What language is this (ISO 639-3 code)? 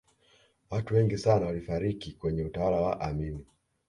swa